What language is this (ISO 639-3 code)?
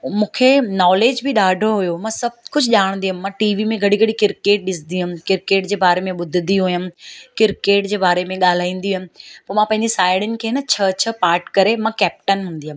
snd